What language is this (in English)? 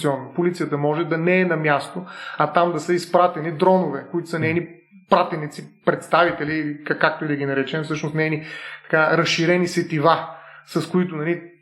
Bulgarian